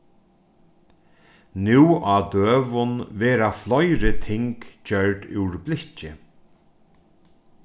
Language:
Faroese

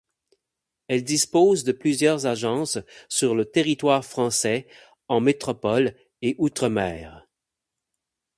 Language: French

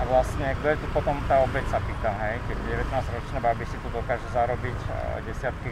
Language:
Slovak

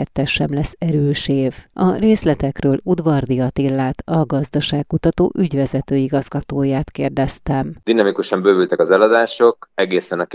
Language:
Hungarian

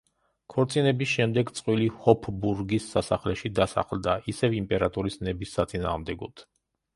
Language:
Georgian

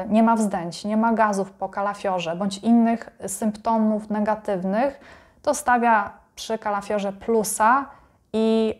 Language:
Polish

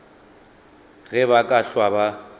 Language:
Northern Sotho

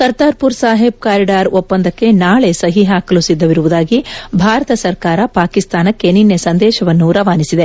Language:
Kannada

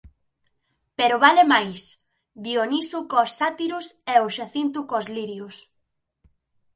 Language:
Galician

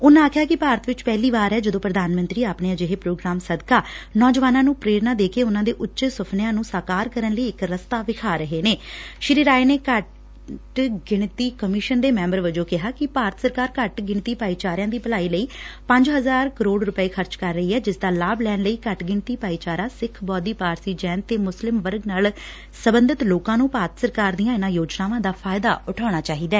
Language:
Punjabi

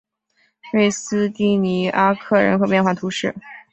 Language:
Chinese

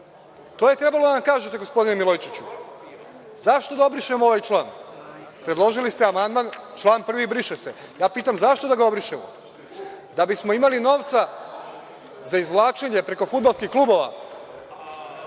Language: Serbian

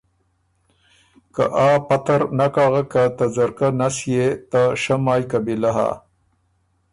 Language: Ormuri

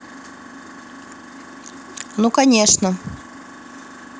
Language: Russian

